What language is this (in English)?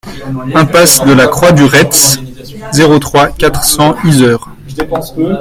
French